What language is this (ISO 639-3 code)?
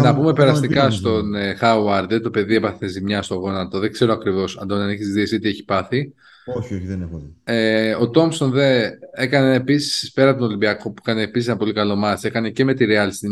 ell